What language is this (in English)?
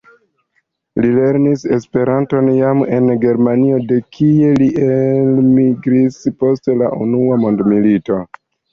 Esperanto